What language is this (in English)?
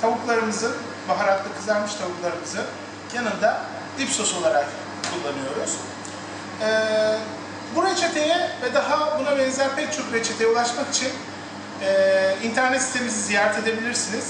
Turkish